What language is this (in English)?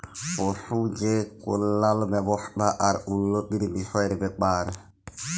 Bangla